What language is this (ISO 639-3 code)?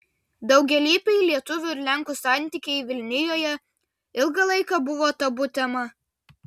lit